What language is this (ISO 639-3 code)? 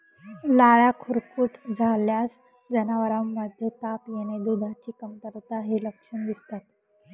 mar